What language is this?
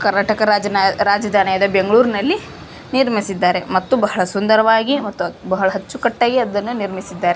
Kannada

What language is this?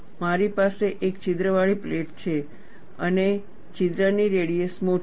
Gujarati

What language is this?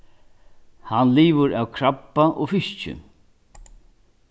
Faroese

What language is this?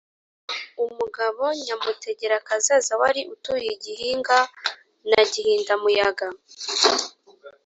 Kinyarwanda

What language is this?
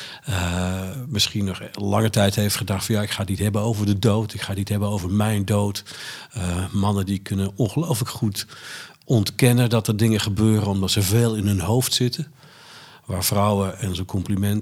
Dutch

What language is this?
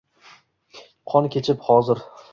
Uzbek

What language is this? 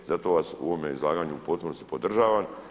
Croatian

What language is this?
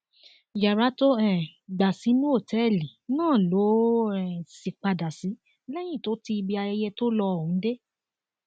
Yoruba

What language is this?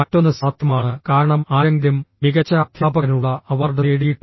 Malayalam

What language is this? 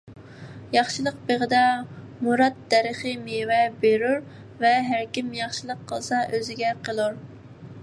Uyghur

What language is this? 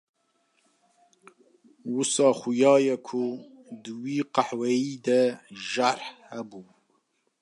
Kurdish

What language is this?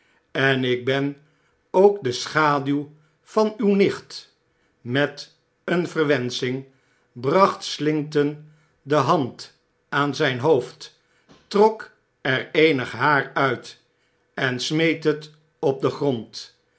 Dutch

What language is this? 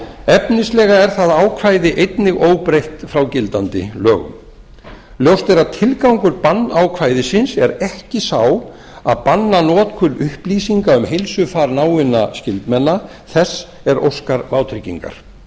Icelandic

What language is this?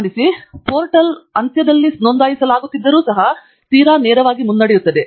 Kannada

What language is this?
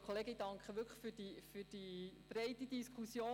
Swiss German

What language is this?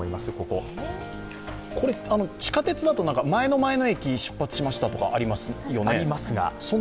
Japanese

